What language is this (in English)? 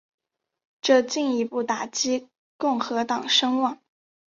Chinese